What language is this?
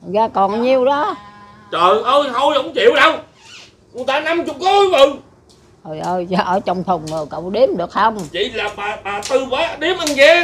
Vietnamese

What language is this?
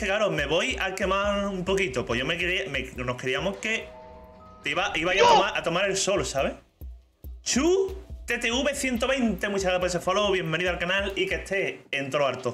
Spanish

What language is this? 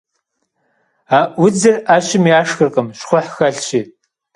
Kabardian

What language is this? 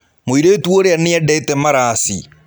Kikuyu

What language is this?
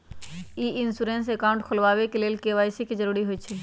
Magahi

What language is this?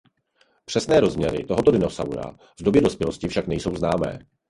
Czech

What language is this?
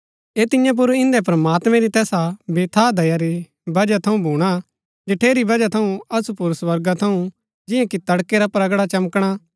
Gaddi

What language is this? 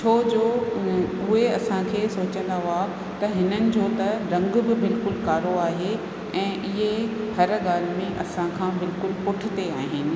Sindhi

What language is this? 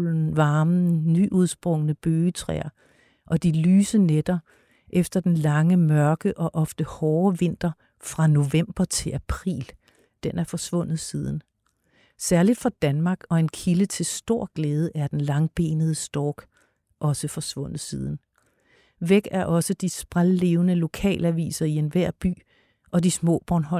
Danish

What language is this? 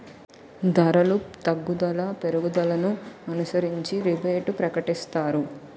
Telugu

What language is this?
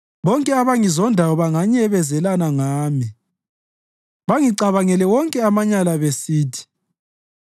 North Ndebele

